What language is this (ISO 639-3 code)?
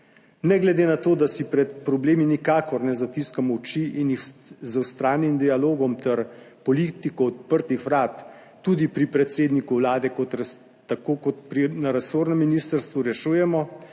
slv